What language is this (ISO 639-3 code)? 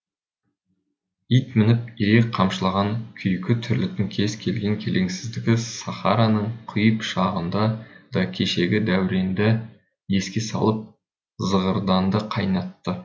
kaz